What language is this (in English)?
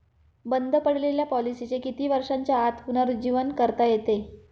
Marathi